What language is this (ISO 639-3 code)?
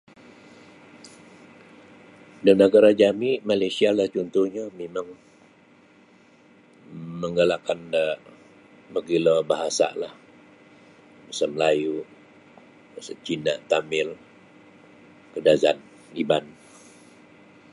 bsy